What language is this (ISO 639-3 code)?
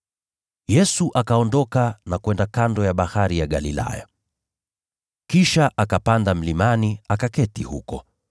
swa